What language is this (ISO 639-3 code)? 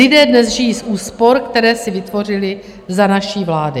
ces